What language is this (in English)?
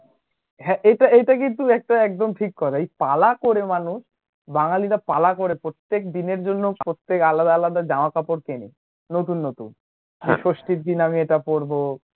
Bangla